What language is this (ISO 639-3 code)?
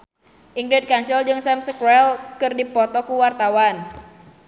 sun